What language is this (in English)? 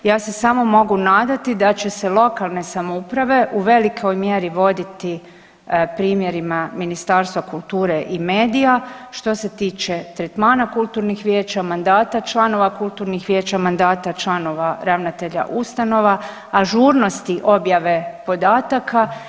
Croatian